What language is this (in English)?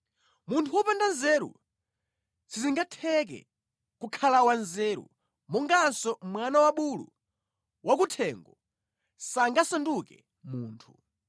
Nyanja